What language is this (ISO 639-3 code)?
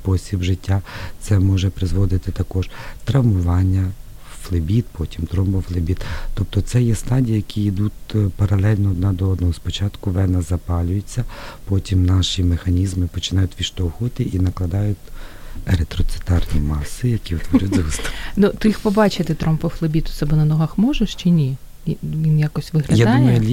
ukr